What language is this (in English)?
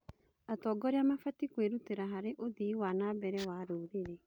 Kikuyu